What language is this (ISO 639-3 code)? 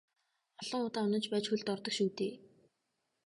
mon